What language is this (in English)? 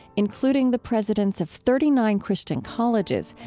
English